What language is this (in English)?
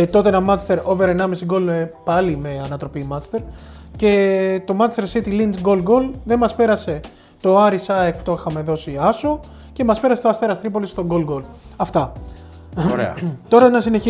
Greek